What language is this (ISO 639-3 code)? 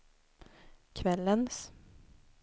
swe